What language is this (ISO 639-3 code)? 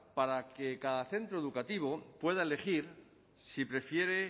spa